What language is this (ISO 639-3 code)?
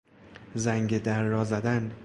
fas